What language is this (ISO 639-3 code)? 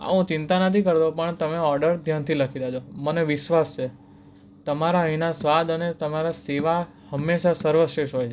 guj